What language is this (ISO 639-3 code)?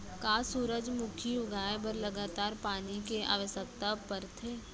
hne